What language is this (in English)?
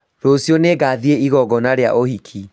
Kikuyu